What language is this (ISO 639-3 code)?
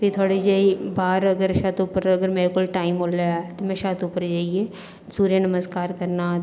doi